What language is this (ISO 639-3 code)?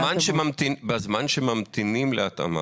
heb